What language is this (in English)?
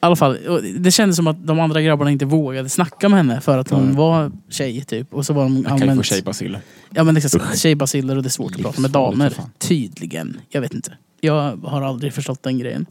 Swedish